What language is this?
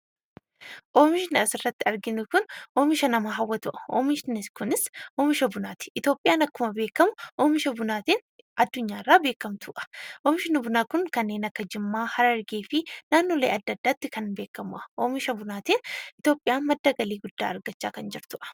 Oromo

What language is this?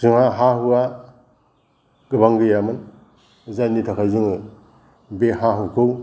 Bodo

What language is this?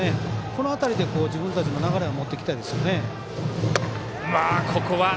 Japanese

